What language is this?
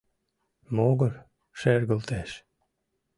Mari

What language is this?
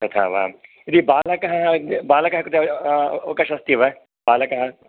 Sanskrit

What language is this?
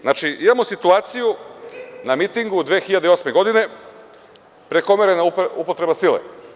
Serbian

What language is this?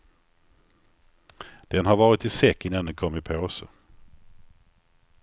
Swedish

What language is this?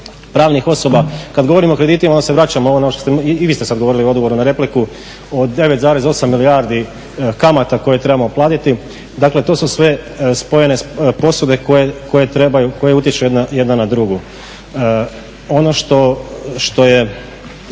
Croatian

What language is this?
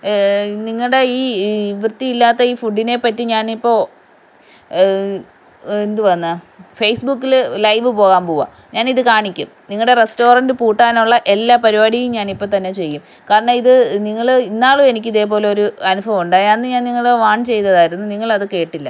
Malayalam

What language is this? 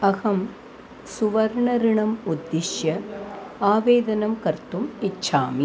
Sanskrit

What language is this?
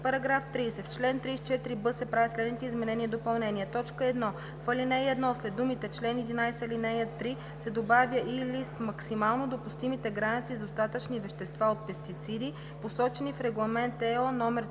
Bulgarian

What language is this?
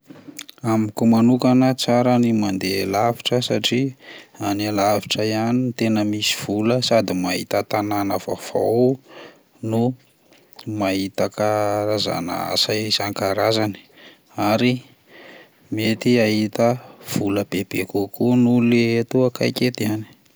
Malagasy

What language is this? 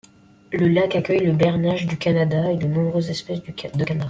French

